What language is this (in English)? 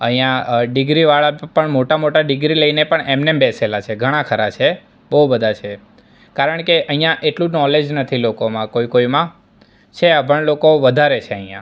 Gujarati